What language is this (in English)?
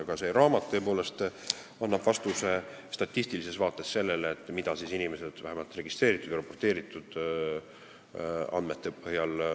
Estonian